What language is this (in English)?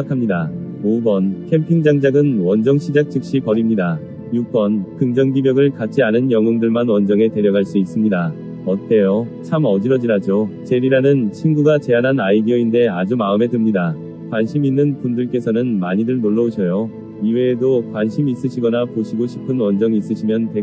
Korean